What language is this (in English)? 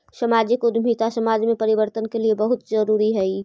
Magahi